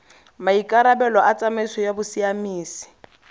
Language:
Tswana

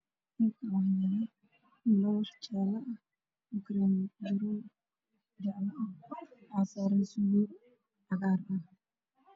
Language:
Somali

